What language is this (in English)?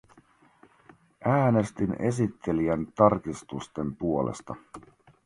Finnish